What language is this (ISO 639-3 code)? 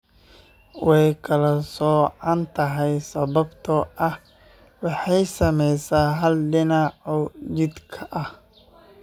som